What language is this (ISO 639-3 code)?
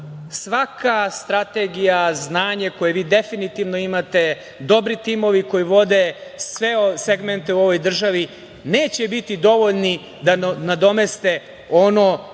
srp